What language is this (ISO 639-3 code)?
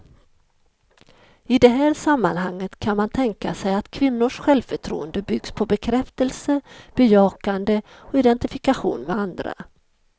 swe